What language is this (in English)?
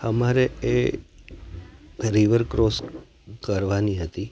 Gujarati